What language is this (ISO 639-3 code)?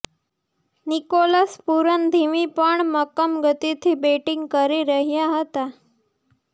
guj